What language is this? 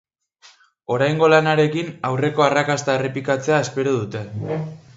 Basque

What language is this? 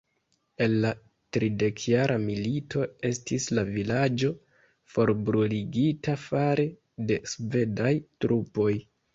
Esperanto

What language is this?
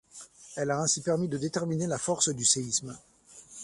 French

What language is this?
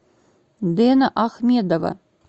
Russian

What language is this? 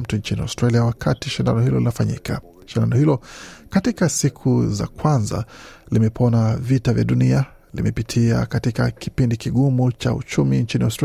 Swahili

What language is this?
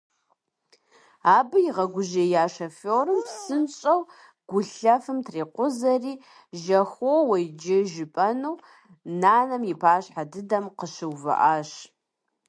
Kabardian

